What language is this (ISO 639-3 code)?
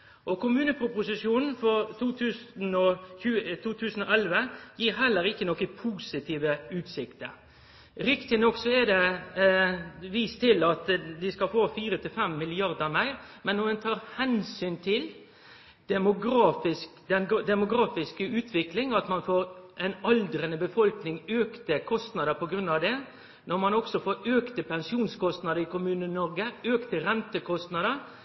nno